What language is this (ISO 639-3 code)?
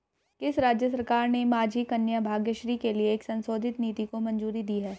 hin